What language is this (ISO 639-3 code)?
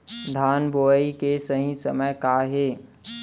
hne